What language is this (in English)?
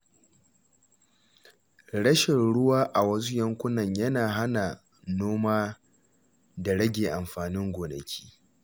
Hausa